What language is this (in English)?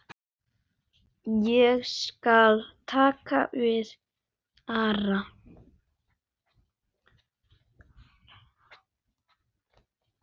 Icelandic